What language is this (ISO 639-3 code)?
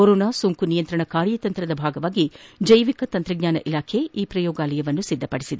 kan